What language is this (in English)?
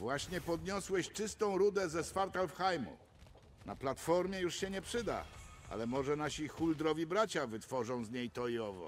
Polish